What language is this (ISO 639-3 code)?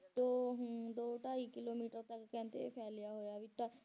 pan